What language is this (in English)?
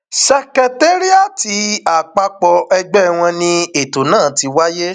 Yoruba